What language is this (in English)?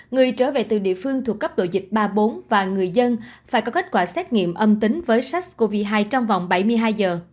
Vietnamese